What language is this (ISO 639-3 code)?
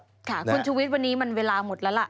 tha